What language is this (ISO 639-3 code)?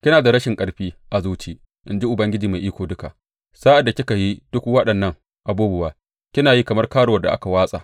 hau